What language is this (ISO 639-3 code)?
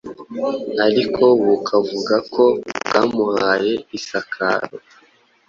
kin